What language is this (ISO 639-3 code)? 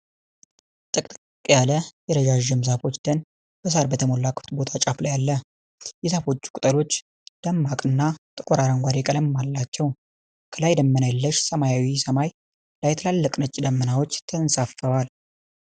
amh